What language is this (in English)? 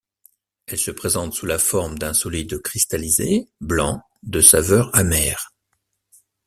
French